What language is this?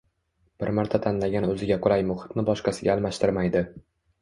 Uzbek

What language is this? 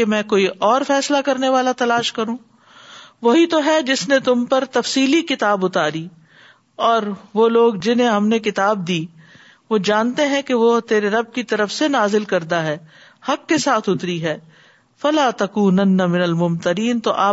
Urdu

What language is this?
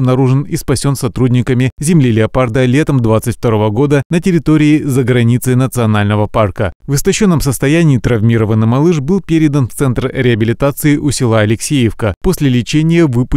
Russian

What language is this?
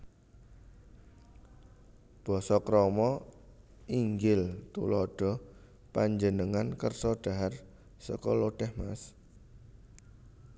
Javanese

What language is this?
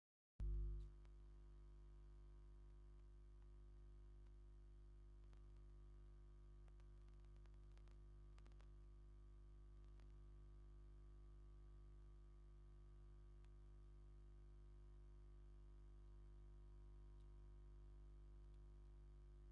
Tigrinya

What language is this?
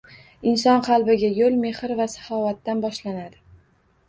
Uzbek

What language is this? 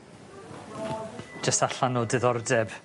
Welsh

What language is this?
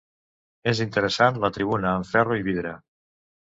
Catalan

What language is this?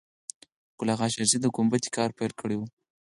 Pashto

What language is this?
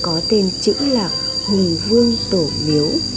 Vietnamese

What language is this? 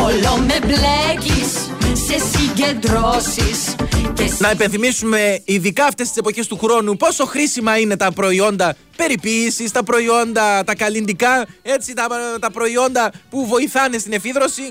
Greek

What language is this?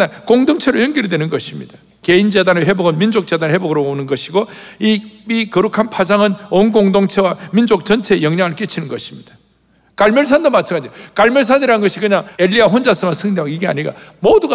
Korean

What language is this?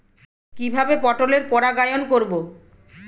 Bangla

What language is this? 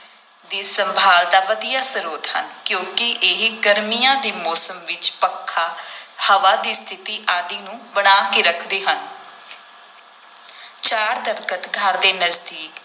Punjabi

